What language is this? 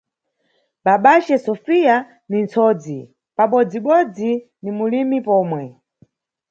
Nyungwe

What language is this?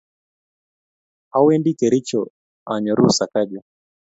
Kalenjin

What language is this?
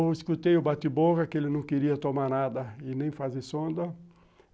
Portuguese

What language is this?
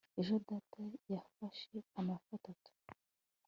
Kinyarwanda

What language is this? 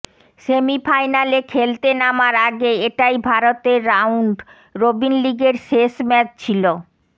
Bangla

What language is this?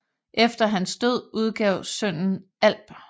Danish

